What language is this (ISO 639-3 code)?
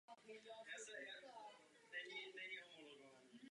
ces